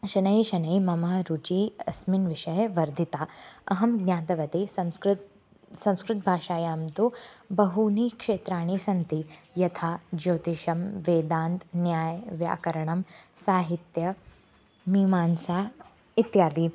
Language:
Sanskrit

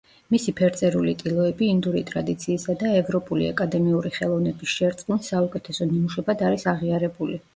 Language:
Georgian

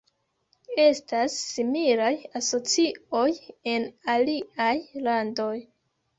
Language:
Esperanto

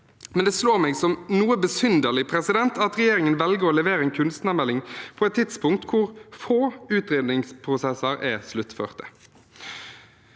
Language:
Norwegian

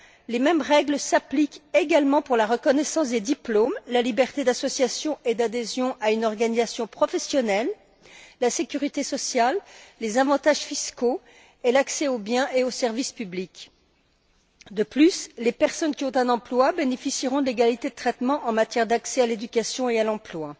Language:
French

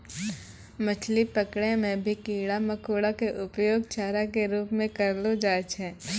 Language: Maithili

